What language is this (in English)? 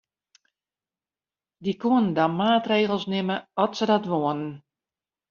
Western Frisian